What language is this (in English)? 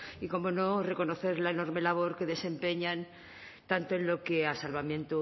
Spanish